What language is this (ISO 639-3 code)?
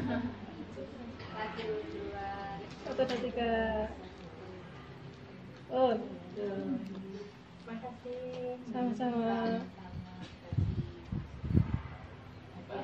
ind